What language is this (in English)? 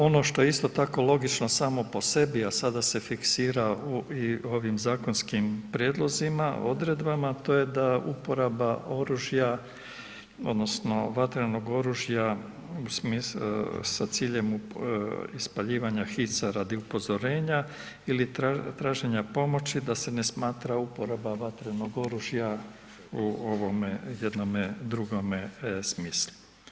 Croatian